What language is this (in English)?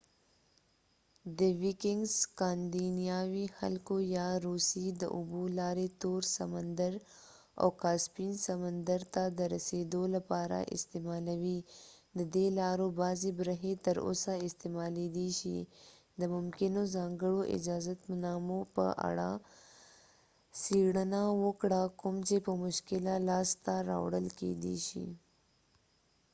Pashto